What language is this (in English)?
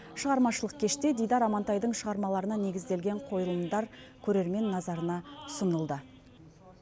Kazakh